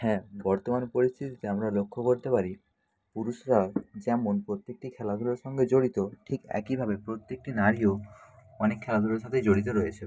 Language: Bangla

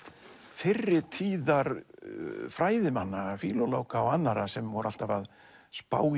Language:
Icelandic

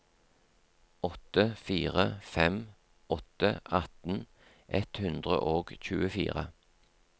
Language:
Norwegian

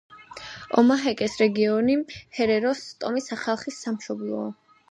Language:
Georgian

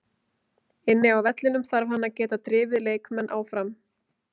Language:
Icelandic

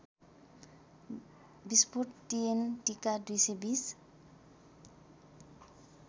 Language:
Nepali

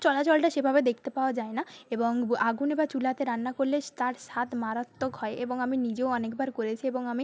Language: Bangla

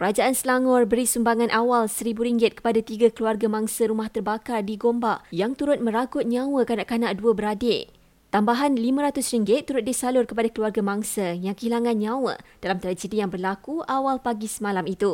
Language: Malay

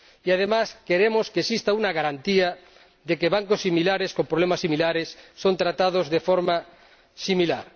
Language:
Spanish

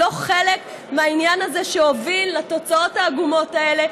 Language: Hebrew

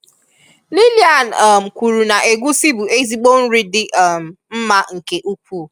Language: Igbo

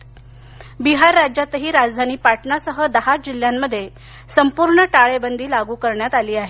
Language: Marathi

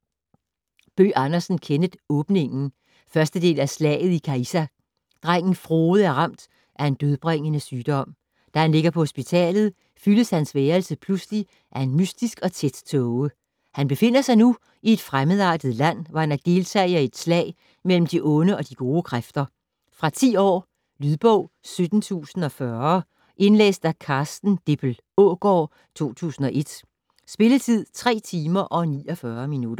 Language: Danish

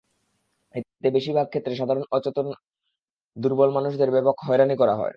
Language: Bangla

